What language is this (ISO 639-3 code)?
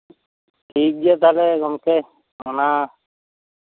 sat